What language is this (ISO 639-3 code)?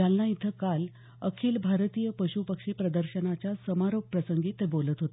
mar